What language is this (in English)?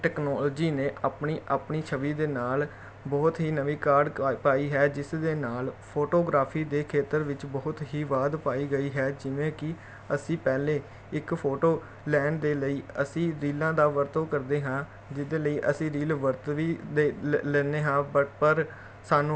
Punjabi